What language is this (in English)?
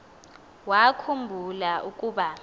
Xhosa